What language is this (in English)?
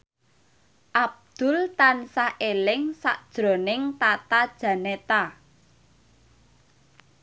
Javanese